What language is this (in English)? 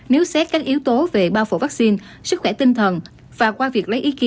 Vietnamese